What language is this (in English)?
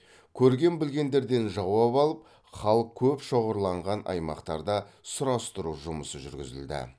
Kazakh